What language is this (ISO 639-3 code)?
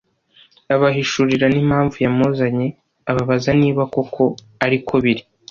kin